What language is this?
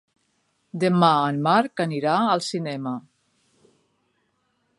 Catalan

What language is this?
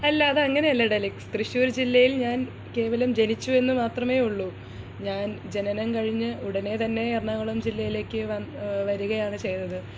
Malayalam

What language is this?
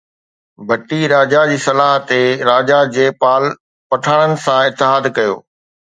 Sindhi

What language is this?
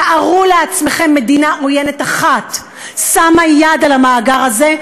Hebrew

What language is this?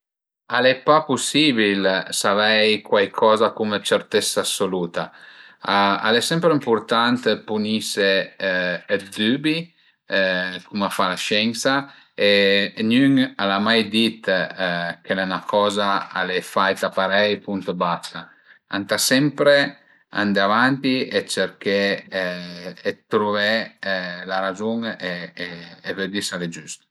Piedmontese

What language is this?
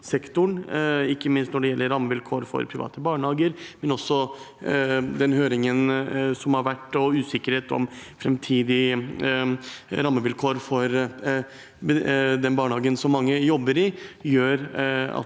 Norwegian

